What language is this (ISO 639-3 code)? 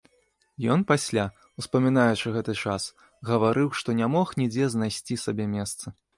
bel